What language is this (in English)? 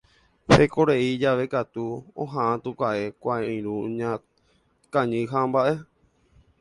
Guarani